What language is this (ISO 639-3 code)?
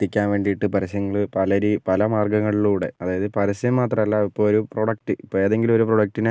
mal